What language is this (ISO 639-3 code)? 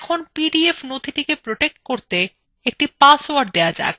ben